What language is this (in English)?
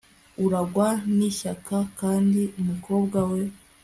Kinyarwanda